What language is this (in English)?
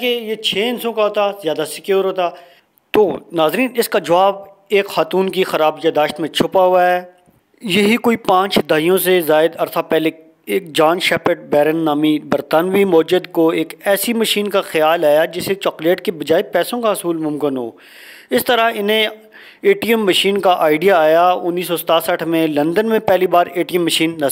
Hindi